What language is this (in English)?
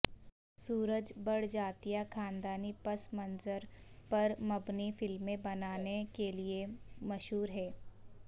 Urdu